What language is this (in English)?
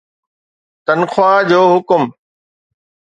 Sindhi